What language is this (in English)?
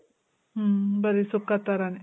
Kannada